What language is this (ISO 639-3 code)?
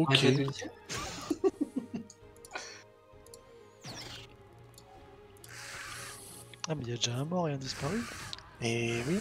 fra